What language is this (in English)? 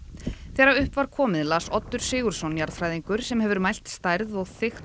Icelandic